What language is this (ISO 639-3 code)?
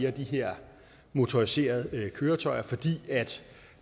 dan